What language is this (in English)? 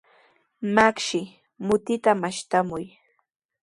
Sihuas Ancash Quechua